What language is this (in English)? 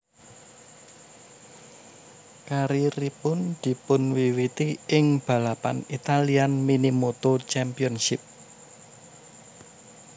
Javanese